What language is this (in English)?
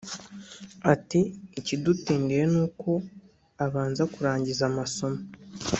Kinyarwanda